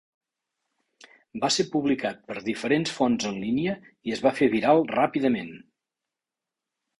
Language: Catalan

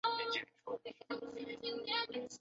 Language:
Chinese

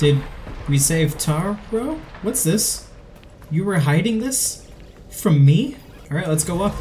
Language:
English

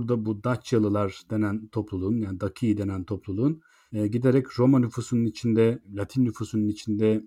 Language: Turkish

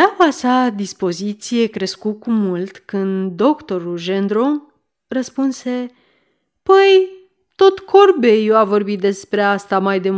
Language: Romanian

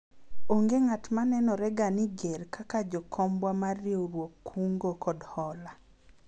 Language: Luo (Kenya and Tanzania)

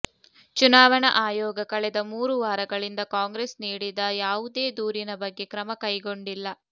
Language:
Kannada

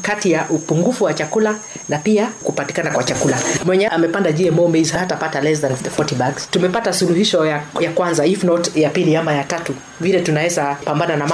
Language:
Swahili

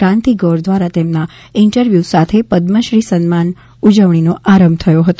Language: Gujarati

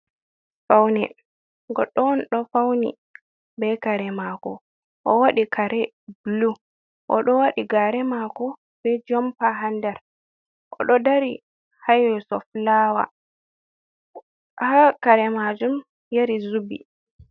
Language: Fula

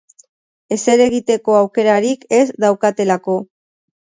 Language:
Basque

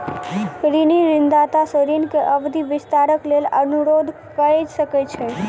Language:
Maithili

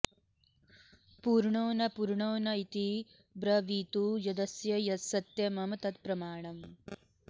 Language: Sanskrit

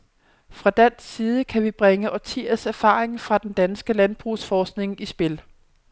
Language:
Danish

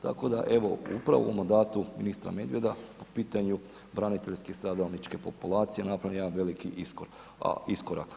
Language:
Croatian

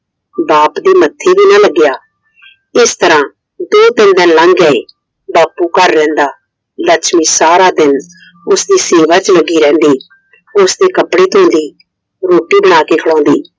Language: Punjabi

